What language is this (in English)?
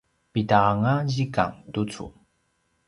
Paiwan